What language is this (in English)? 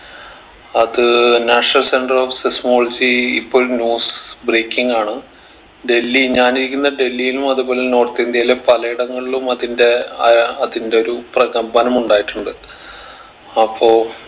Malayalam